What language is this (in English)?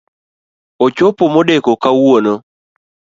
Luo (Kenya and Tanzania)